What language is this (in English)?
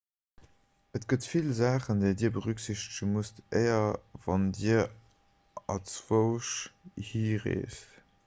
Luxembourgish